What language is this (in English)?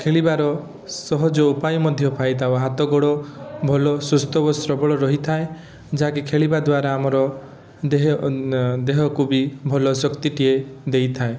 Odia